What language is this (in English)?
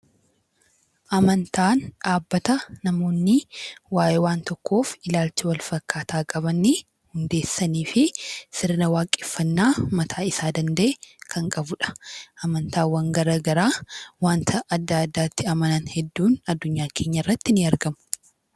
Oromo